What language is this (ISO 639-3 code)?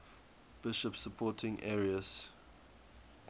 eng